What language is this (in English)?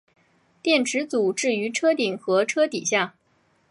Chinese